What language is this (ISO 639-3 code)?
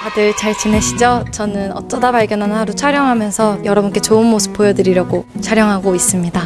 kor